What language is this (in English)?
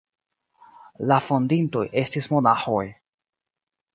Esperanto